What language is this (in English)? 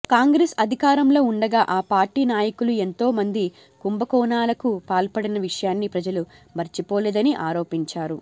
Telugu